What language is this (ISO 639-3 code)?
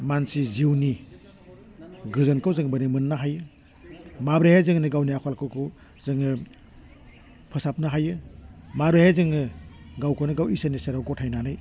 brx